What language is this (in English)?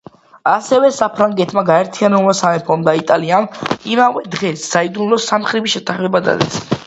Georgian